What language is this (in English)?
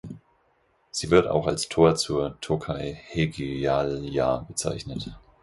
German